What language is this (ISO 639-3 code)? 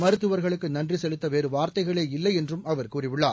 tam